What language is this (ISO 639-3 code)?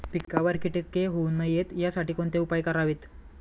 mar